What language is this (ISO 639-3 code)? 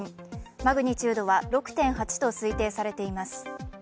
jpn